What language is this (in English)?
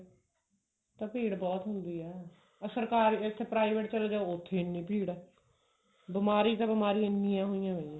Punjabi